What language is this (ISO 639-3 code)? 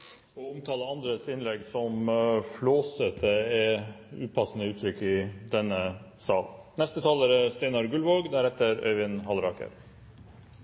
nor